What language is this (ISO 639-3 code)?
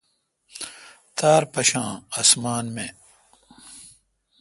xka